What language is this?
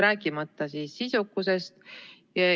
Estonian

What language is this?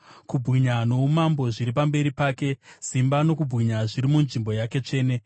Shona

